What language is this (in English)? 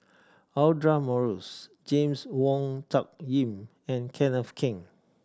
English